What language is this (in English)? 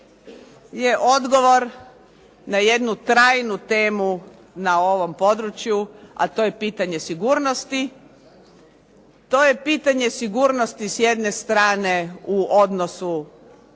Croatian